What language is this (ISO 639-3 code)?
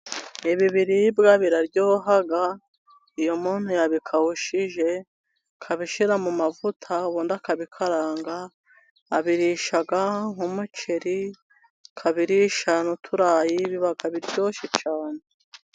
kin